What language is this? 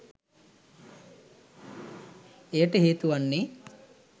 Sinhala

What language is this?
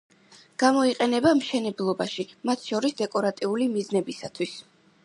Georgian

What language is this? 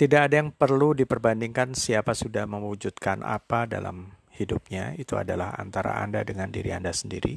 Indonesian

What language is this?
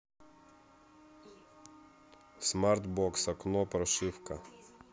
Russian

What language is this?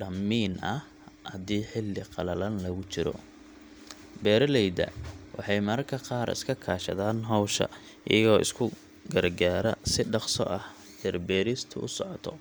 Somali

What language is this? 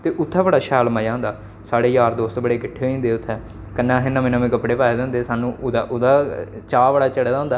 Dogri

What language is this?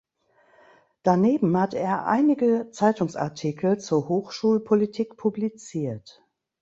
German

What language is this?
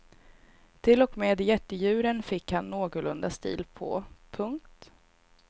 Swedish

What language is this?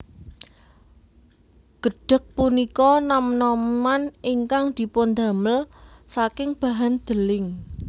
Javanese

